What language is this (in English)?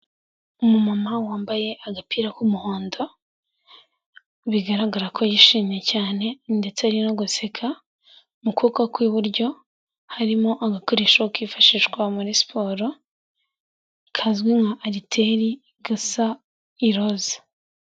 Kinyarwanda